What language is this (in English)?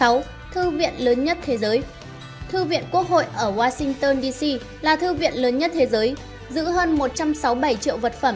Vietnamese